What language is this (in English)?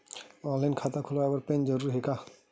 Chhattisgarhi